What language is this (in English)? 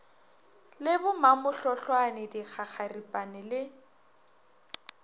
Northern Sotho